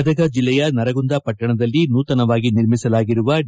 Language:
Kannada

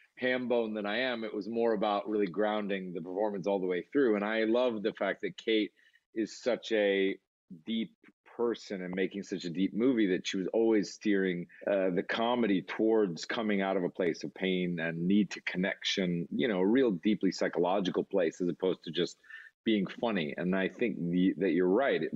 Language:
Danish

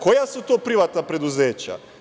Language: Serbian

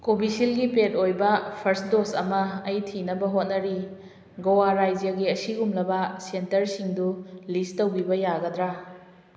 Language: Manipuri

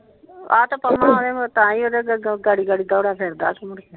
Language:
Punjabi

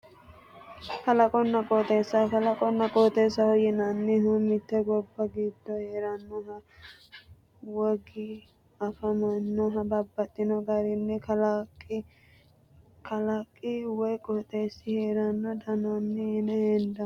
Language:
Sidamo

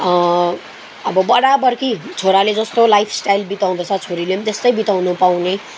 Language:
Nepali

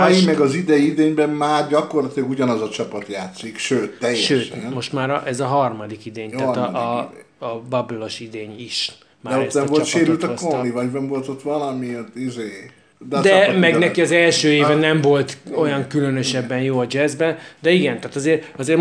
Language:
Hungarian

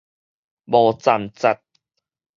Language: Min Nan Chinese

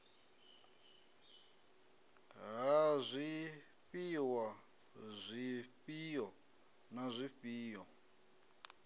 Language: Venda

